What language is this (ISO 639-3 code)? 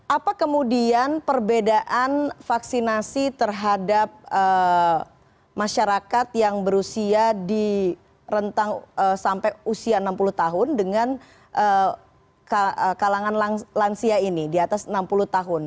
ind